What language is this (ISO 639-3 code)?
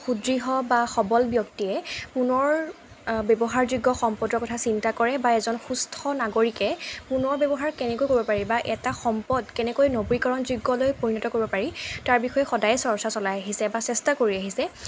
asm